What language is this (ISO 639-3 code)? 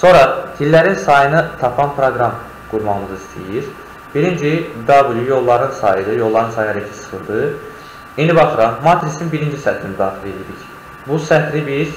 tur